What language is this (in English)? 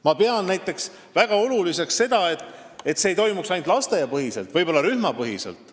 Estonian